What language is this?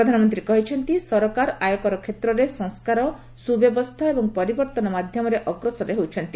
Odia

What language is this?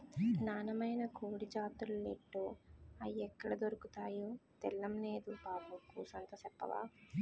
Telugu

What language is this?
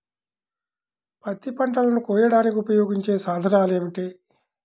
Telugu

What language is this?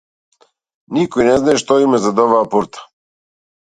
Macedonian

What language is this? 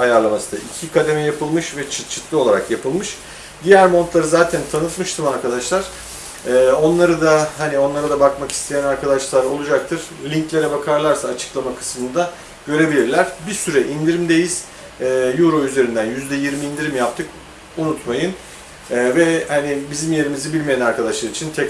Turkish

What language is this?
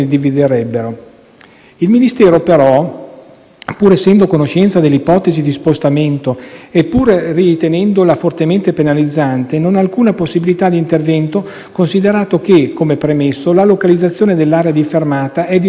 Italian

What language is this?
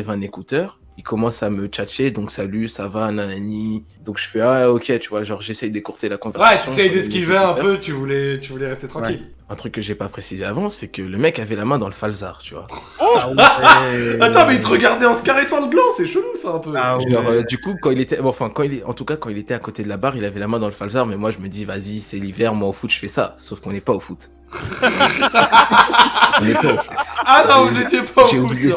French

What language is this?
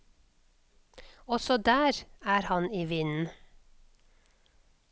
Norwegian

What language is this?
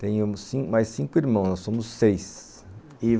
Portuguese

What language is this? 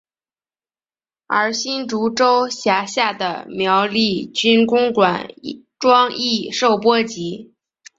Chinese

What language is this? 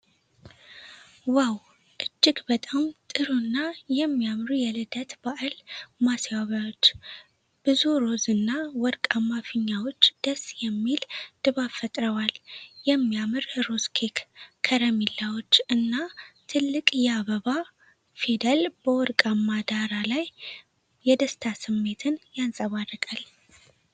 Amharic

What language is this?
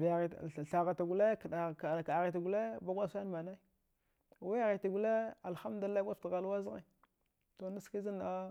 Dghwede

